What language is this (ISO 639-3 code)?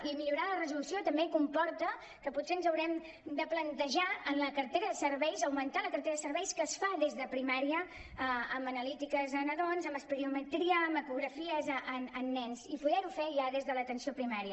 cat